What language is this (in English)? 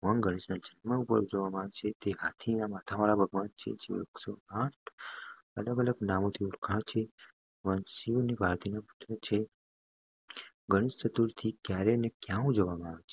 Gujarati